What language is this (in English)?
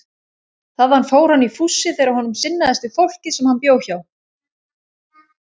Icelandic